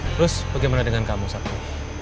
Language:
Indonesian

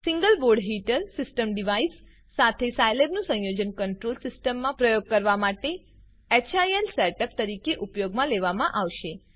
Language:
Gujarati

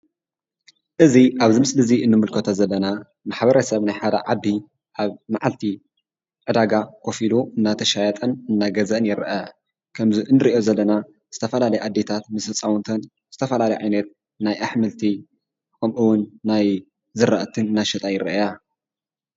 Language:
Tigrinya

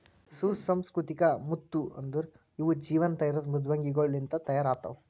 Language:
Kannada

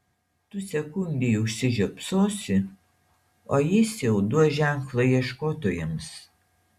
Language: Lithuanian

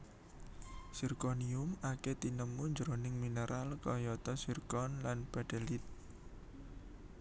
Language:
Javanese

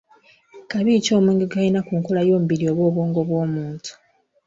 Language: Ganda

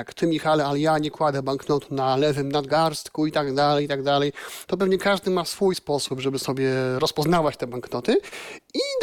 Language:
Polish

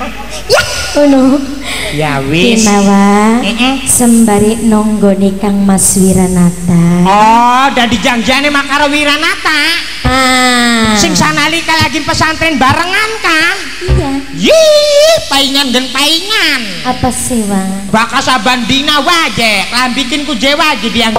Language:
Indonesian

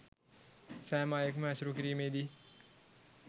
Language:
Sinhala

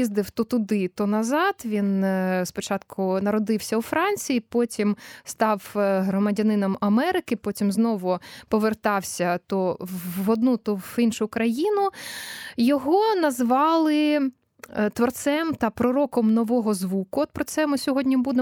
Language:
Ukrainian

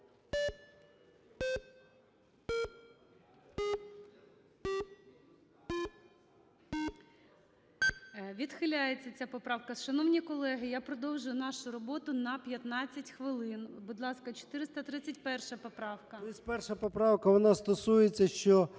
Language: Ukrainian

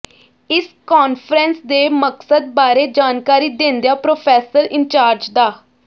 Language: Punjabi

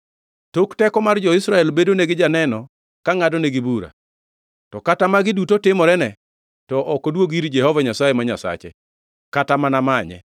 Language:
Luo (Kenya and Tanzania)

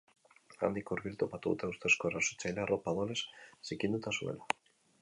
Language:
Basque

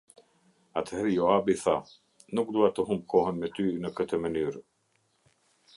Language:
Albanian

